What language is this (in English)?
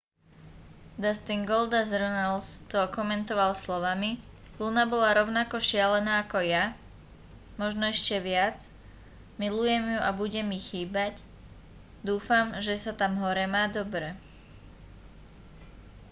Slovak